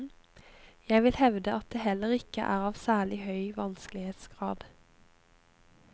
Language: Norwegian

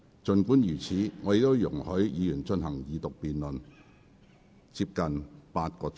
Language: Cantonese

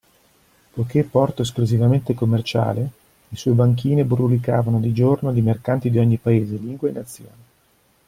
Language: Italian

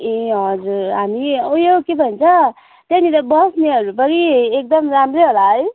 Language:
Nepali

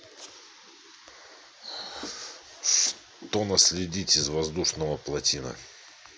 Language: Russian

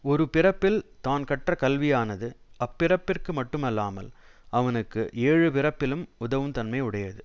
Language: Tamil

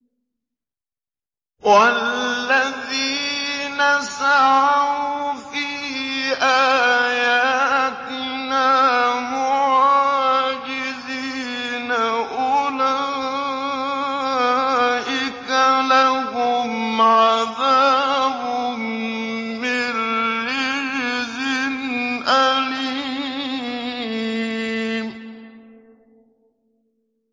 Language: Arabic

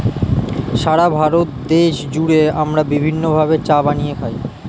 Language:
Bangla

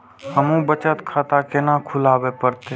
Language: Maithili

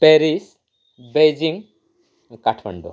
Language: Nepali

